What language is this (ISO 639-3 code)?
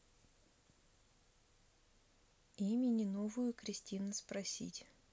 rus